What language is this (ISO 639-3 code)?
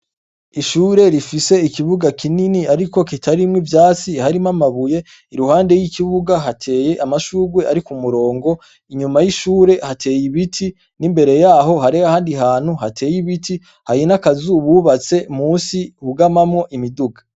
run